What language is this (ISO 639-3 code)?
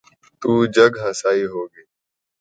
urd